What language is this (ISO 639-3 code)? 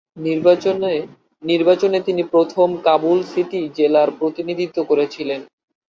ben